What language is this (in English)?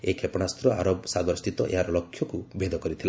Odia